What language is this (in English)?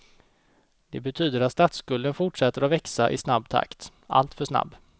Swedish